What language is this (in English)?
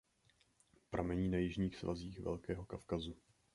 Czech